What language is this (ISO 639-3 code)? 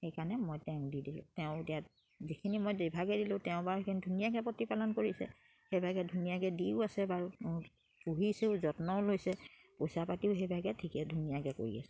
asm